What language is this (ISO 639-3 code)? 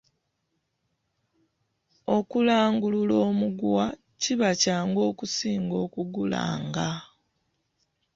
lug